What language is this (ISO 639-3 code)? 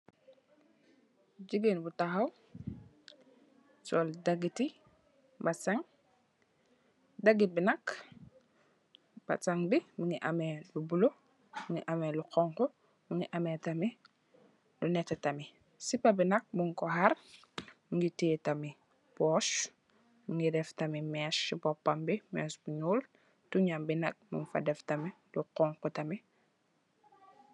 wol